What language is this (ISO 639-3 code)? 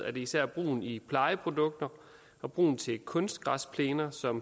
dan